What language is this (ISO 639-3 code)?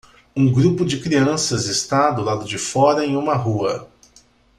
por